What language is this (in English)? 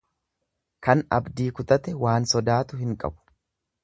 Oromo